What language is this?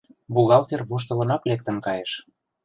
Mari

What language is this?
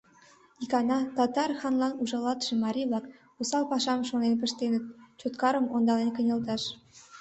Mari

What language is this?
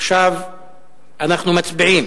Hebrew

